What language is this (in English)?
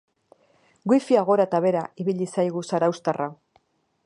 Basque